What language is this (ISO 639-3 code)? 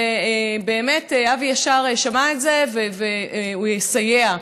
heb